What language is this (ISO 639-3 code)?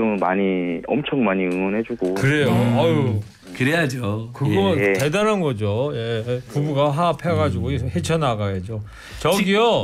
kor